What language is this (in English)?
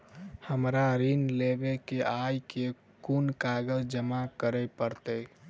Maithili